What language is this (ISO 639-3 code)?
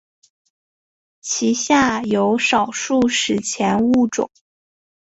zho